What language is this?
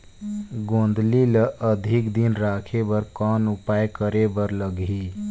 Chhattisgarhi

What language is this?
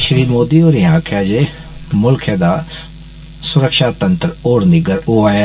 Dogri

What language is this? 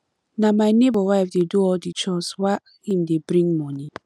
Nigerian Pidgin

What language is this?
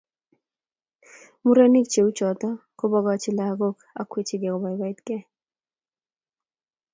Kalenjin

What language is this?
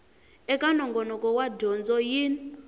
Tsonga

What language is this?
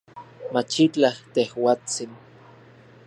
Central Puebla Nahuatl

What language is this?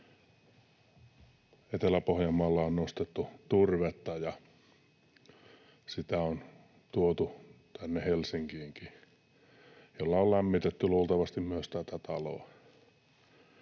Finnish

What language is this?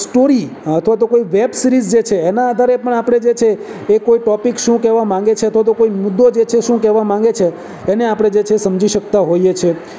Gujarati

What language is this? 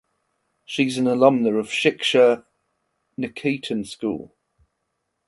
English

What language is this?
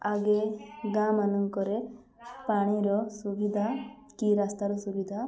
Odia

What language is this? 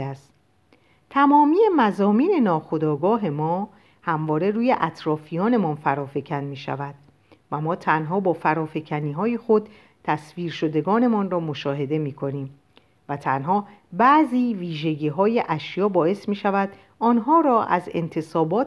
Persian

